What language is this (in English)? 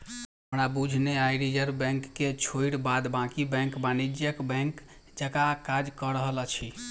Maithili